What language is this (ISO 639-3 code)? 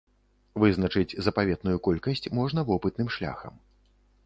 bel